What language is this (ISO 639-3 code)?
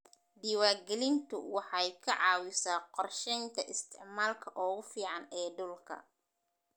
som